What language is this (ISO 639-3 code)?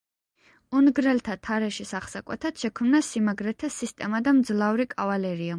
kat